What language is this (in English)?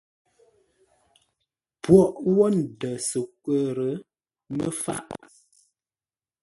Ngombale